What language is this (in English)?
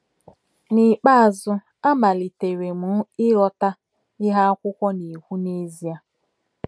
Igbo